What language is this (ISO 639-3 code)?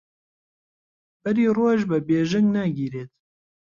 ckb